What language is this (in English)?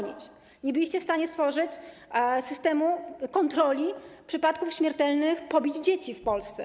Polish